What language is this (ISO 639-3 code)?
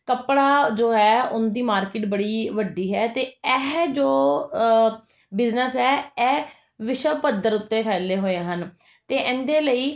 pan